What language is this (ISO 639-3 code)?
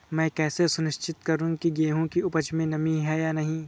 hin